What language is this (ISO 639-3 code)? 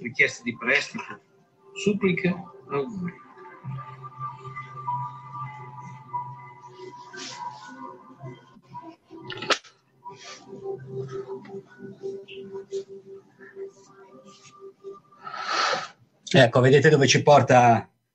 ita